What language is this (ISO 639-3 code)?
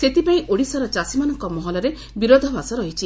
ori